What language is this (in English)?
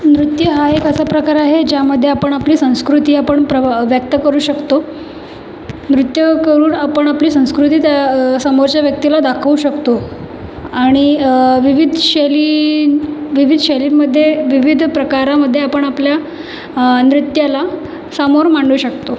Marathi